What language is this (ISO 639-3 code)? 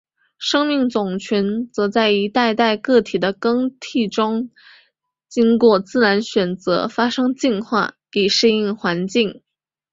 zho